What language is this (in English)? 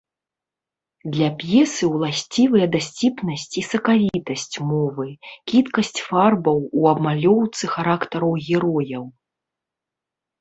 Belarusian